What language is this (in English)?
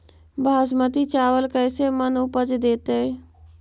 Magahi